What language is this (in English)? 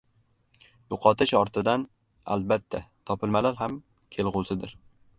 Uzbek